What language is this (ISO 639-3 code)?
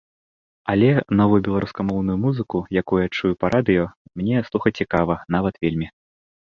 bel